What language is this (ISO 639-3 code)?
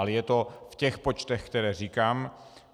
ces